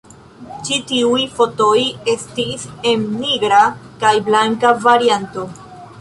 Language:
Esperanto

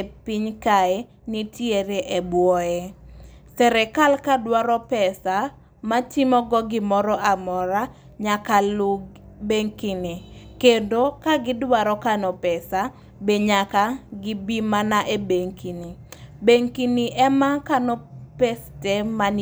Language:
Luo (Kenya and Tanzania)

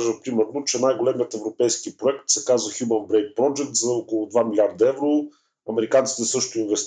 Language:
Bulgarian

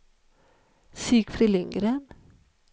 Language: Swedish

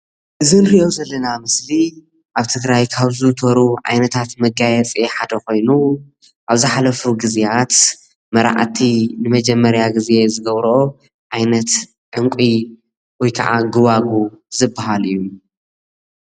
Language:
Tigrinya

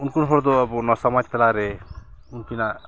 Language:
Santali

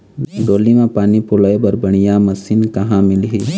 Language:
Chhattisgarhi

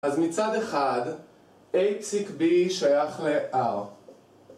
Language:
Hebrew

